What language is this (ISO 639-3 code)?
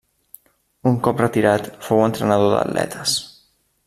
cat